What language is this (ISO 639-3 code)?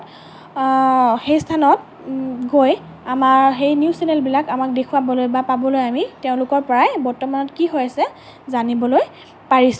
asm